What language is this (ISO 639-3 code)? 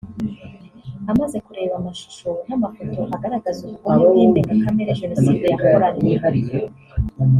kin